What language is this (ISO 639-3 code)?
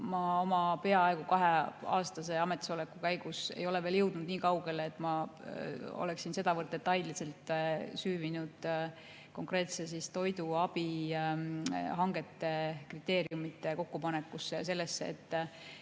est